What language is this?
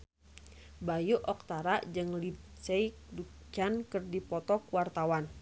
Sundanese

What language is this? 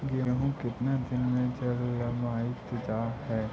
Magahi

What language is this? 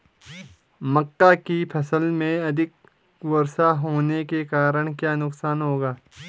Hindi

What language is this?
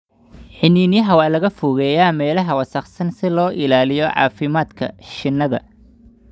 Somali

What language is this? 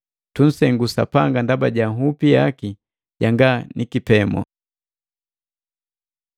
Matengo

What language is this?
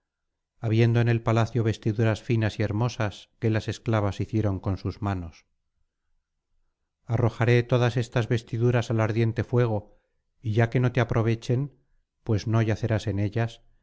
Spanish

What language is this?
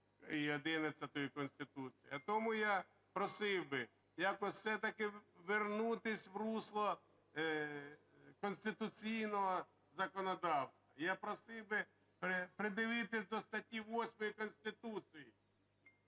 Ukrainian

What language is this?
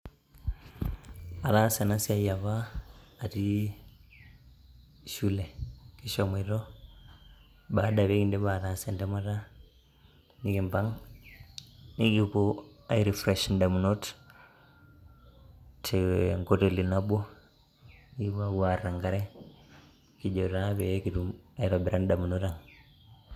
Masai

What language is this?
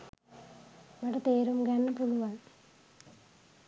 Sinhala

